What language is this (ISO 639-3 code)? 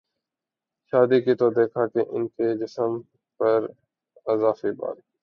urd